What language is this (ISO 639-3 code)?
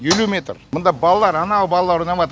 kaz